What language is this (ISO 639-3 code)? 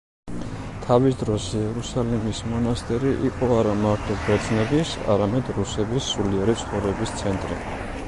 kat